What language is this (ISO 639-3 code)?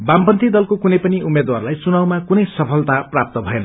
nep